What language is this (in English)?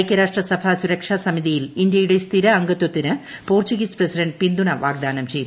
Malayalam